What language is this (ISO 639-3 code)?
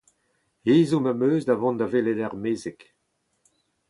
bre